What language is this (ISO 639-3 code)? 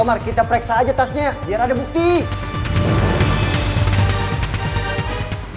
ind